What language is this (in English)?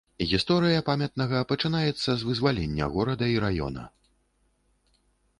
Belarusian